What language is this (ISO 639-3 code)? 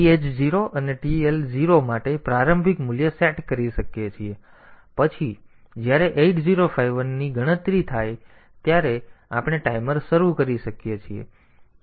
guj